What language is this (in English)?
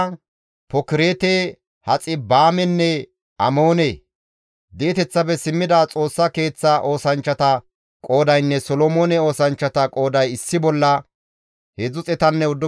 Gamo